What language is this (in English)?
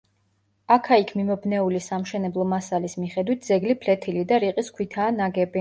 Georgian